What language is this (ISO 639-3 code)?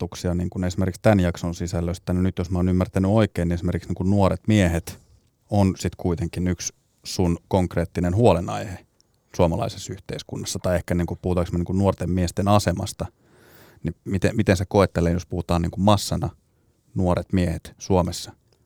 fin